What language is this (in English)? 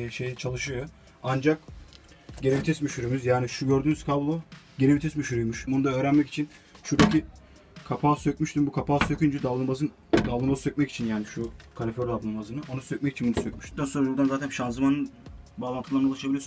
Turkish